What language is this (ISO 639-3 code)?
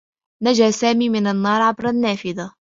ara